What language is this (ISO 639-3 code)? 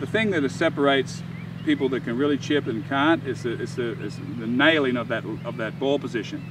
eng